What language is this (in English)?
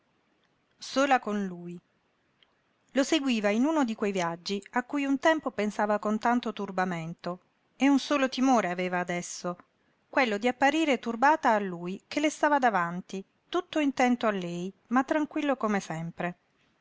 Italian